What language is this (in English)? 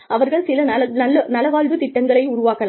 Tamil